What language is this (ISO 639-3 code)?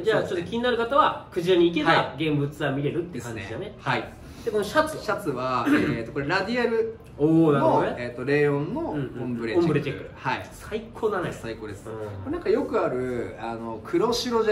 jpn